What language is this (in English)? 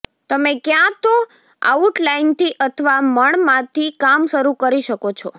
Gujarati